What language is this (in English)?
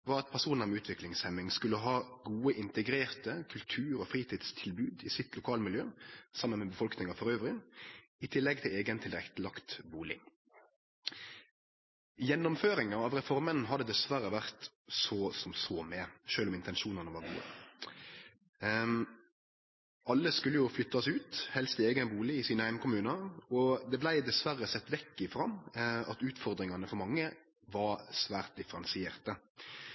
Norwegian Nynorsk